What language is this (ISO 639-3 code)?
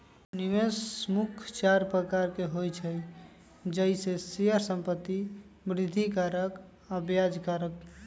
mag